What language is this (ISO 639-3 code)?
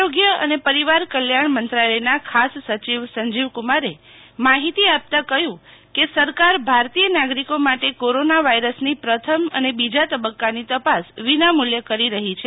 guj